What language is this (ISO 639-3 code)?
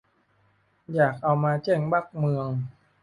tha